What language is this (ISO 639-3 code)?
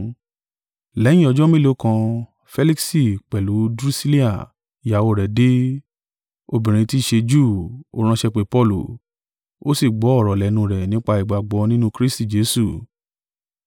yor